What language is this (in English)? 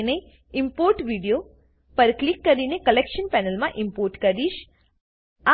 Gujarati